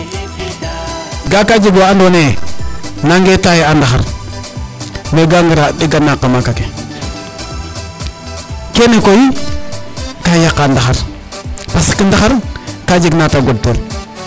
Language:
Serer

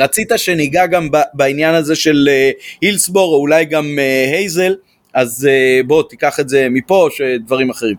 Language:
Hebrew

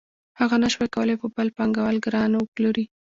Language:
Pashto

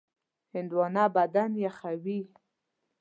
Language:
Pashto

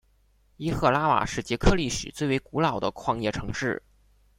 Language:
Chinese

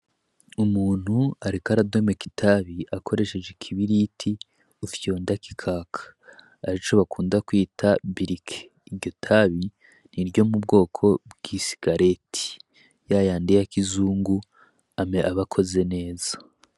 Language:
Rundi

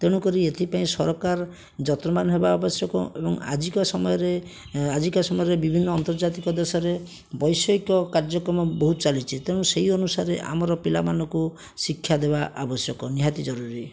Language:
Odia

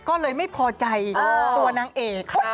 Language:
Thai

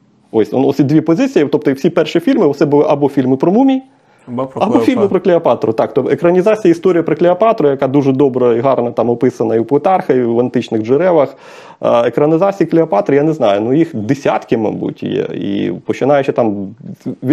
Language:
Ukrainian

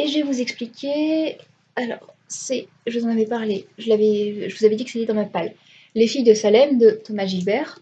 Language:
French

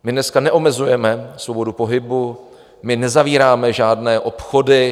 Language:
Czech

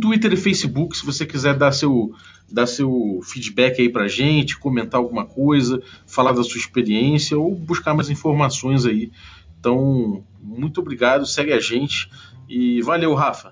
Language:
Portuguese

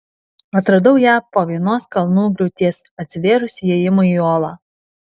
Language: Lithuanian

